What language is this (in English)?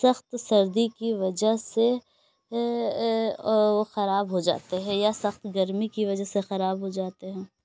Urdu